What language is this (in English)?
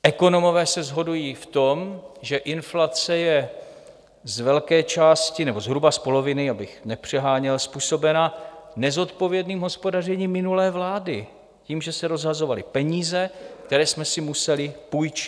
Czech